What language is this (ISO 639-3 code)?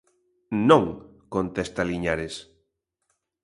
glg